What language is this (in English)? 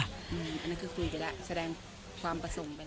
Thai